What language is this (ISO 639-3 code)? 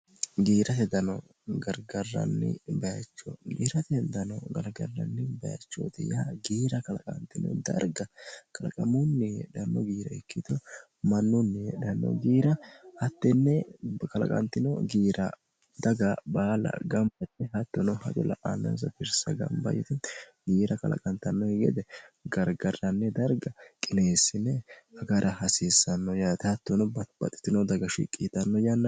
sid